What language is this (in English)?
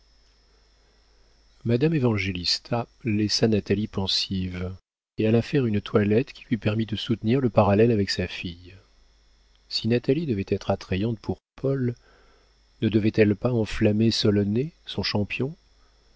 French